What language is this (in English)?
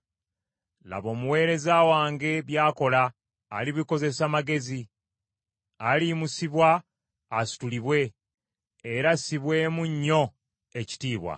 Ganda